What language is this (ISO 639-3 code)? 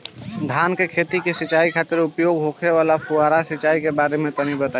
bho